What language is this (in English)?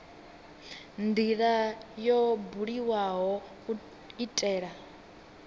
Venda